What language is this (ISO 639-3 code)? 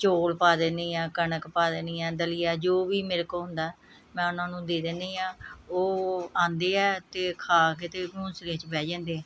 pan